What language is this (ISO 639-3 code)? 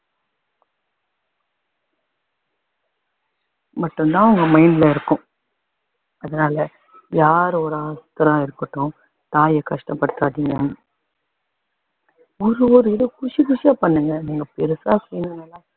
tam